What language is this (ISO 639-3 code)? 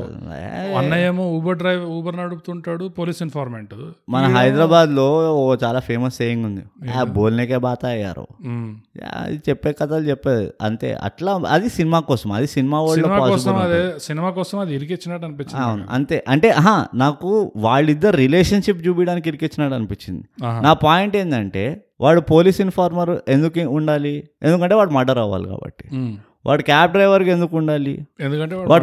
tel